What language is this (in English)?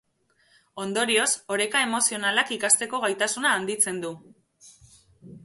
Basque